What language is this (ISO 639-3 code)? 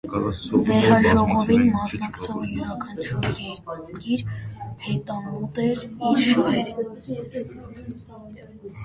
hye